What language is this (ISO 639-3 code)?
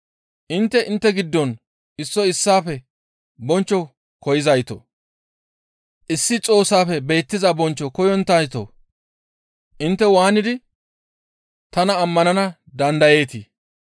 gmv